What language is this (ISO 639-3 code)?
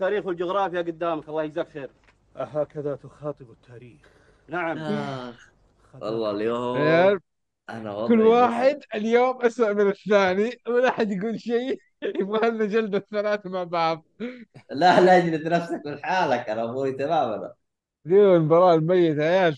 ara